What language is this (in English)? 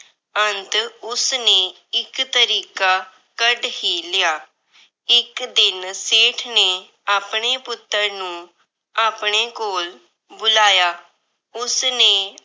Punjabi